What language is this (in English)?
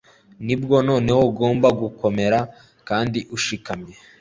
Kinyarwanda